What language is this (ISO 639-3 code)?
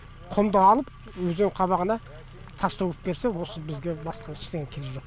kaz